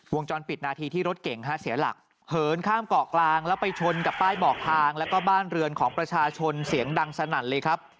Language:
Thai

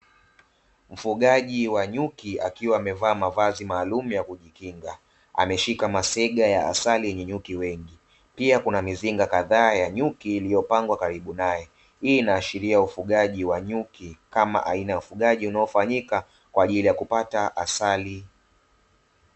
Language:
Swahili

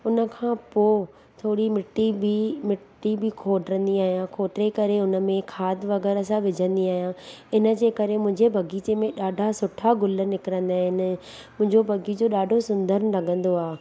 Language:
Sindhi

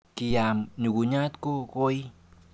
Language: Kalenjin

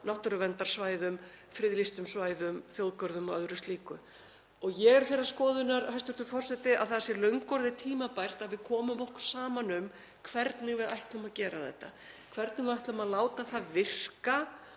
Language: Icelandic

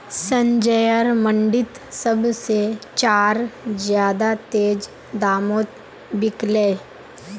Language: Magahi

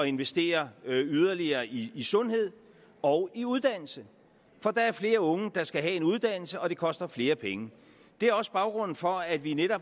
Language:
Danish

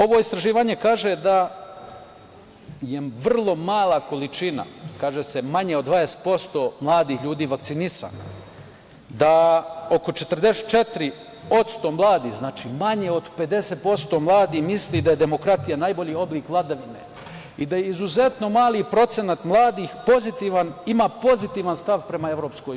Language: Serbian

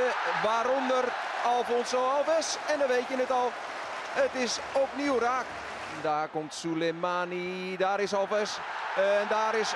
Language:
Dutch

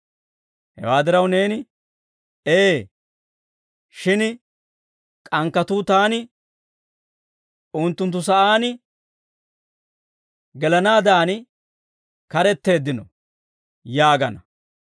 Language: Dawro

